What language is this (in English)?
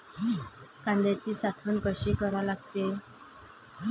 Marathi